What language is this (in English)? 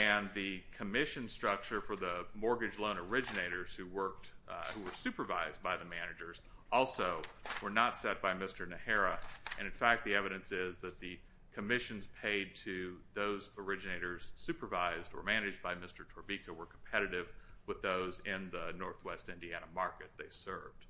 English